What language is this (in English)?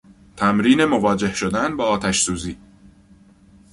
Persian